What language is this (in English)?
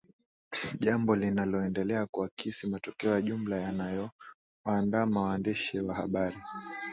Swahili